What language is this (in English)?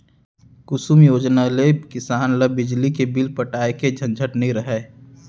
Chhattisgarhi